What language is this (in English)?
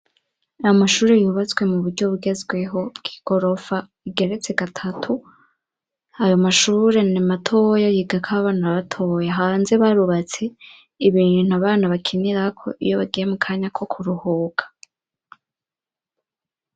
Rundi